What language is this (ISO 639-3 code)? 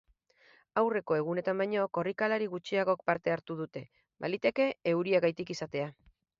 eus